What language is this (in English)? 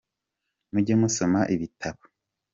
Kinyarwanda